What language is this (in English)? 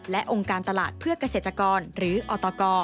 Thai